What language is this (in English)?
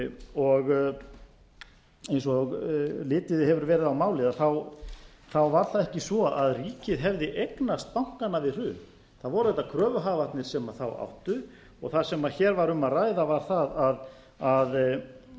Icelandic